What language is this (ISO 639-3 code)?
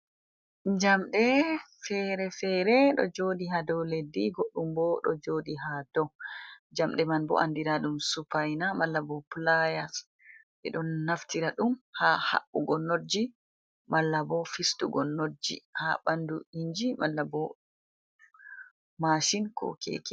ful